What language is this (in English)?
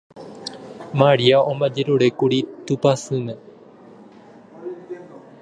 Guarani